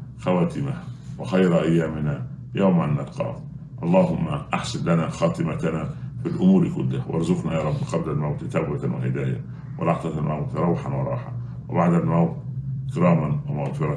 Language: Arabic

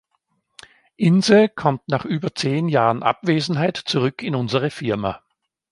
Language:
German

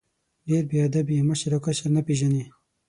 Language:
Pashto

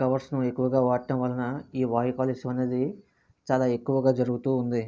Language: Telugu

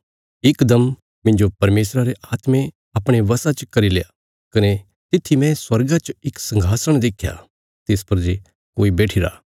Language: Bilaspuri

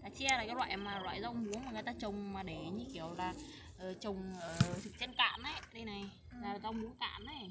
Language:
Vietnamese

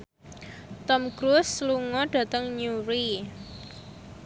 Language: Javanese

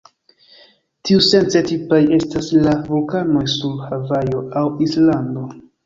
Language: Esperanto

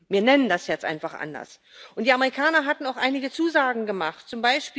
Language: German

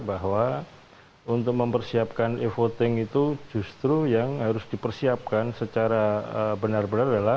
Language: Indonesian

